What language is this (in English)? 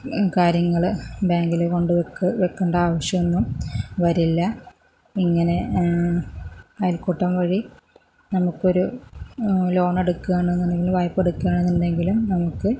Malayalam